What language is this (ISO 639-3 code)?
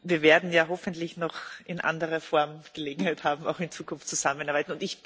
deu